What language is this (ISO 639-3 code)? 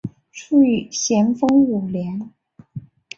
zho